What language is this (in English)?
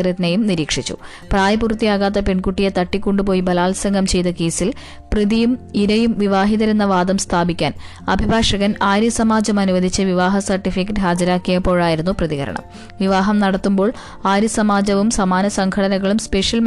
Malayalam